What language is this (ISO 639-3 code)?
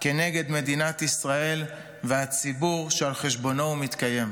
heb